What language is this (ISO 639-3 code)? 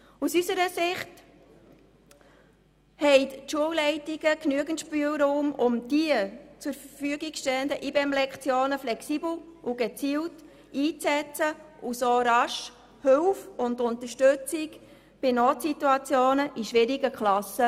gsw